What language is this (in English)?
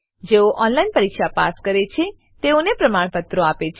Gujarati